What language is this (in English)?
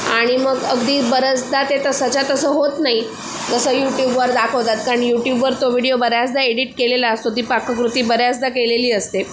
Marathi